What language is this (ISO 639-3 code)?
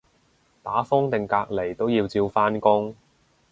yue